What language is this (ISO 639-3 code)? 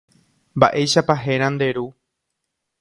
grn